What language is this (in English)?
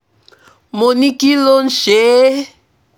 Yoruba